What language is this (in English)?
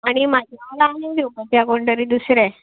Konkani